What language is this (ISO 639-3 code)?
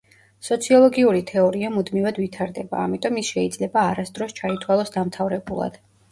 kat